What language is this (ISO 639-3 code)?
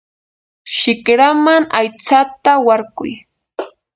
qur